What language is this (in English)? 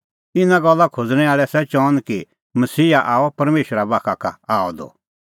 Kullu Pahari